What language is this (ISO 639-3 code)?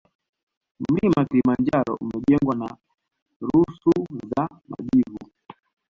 swa